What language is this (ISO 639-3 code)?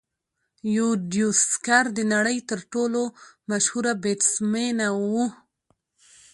pus